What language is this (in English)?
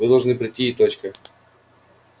Russian